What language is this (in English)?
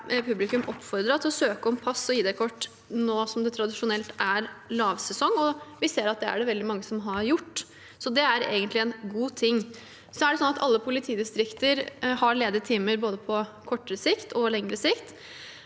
Norwegian